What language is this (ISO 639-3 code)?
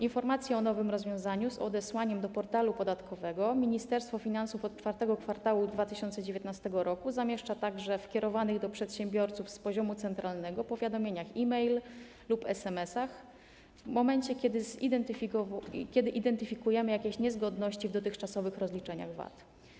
pol